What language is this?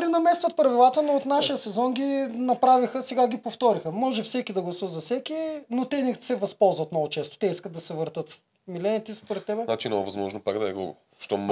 Bulgarian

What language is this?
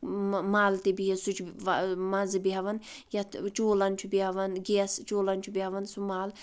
Kashmiri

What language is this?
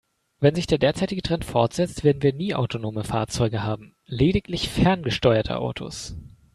German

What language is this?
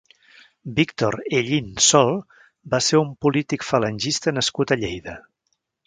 Catalan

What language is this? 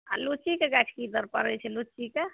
Maithili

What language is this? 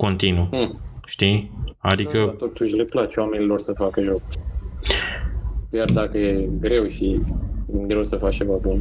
Romanian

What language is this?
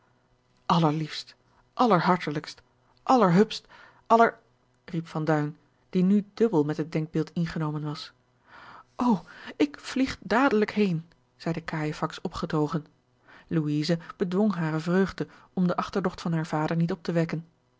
Dutch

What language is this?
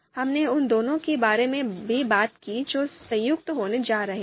Hindi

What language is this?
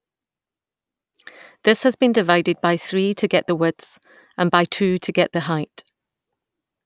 English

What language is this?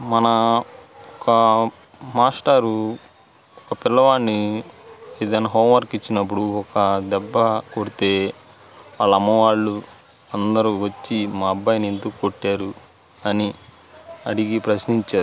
Telugu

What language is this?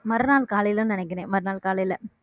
Tamil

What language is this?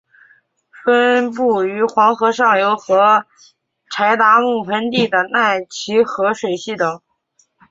Chinese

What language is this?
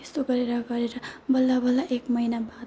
Nepali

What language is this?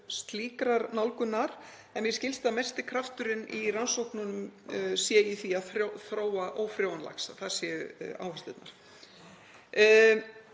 Icelandic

